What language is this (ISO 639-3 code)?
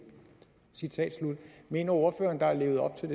dan